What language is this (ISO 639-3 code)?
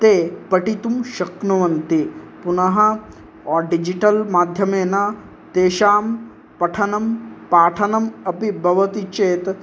san